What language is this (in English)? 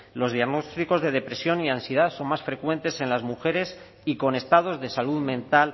Spanish